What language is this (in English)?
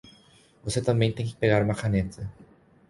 Portuguese